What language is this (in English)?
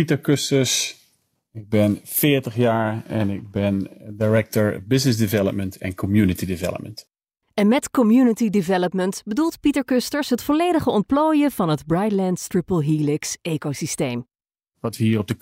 Dutch